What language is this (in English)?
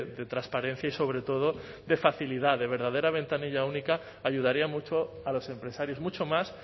Spanish